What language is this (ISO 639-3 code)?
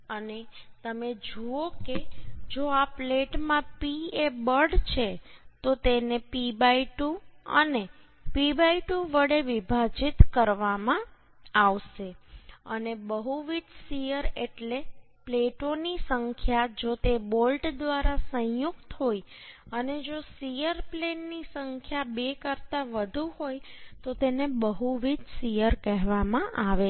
guj